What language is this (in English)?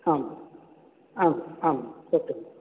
Sanskrit